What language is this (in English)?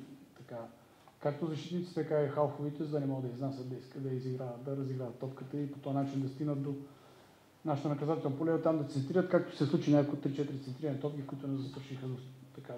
Bulgarian